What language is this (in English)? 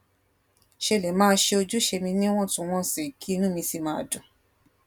Yoruba